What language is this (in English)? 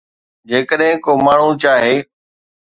Sindhi